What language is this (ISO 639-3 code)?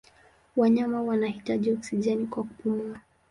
swa